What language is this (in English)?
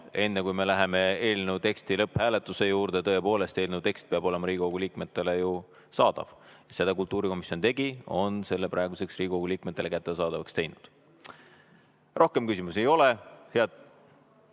Estonian